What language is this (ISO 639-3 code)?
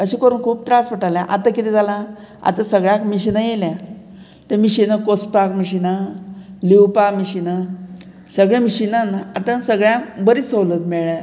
kok